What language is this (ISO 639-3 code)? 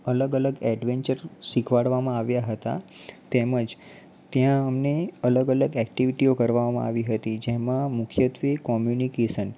guj